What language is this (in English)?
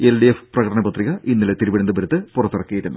Malayalam